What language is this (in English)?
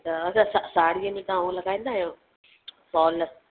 Sindhi